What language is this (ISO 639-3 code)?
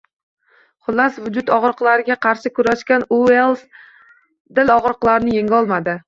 uzb